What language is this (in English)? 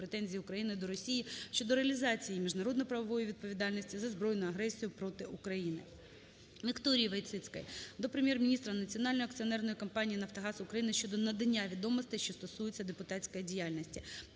Ukrainian